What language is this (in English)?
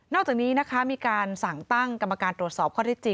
Thai